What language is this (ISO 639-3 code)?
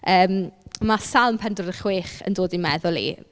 cym